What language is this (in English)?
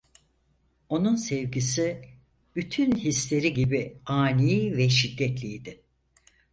Turkish